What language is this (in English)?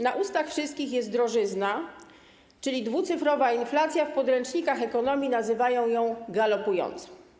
Polish